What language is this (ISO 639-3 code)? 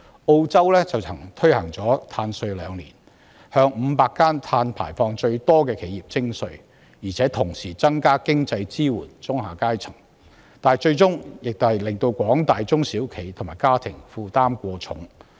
yue